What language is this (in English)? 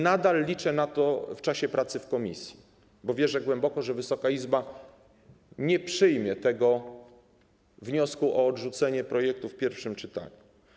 Polish